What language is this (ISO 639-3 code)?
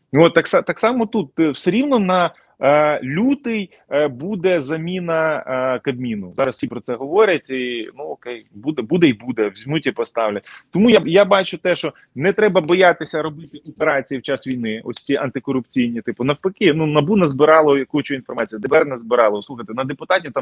ukr